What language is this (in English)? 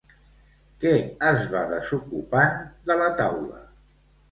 Catalan